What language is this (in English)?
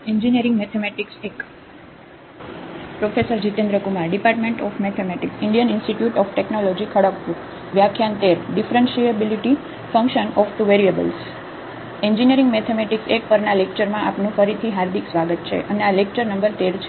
Gujarati